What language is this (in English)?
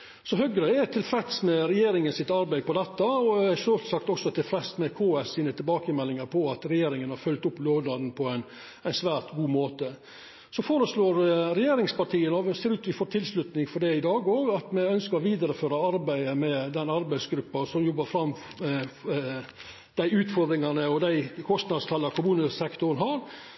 Norwegian Nynorsk